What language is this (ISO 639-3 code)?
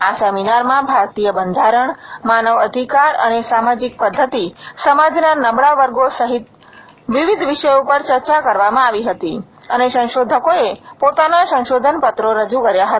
guj